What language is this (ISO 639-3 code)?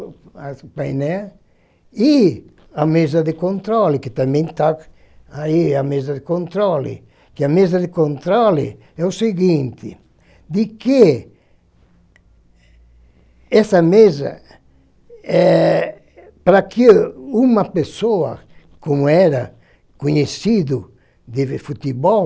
por